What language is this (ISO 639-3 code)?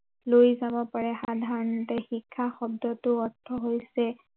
asm